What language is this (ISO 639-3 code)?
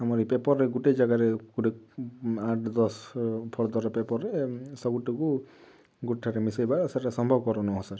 ori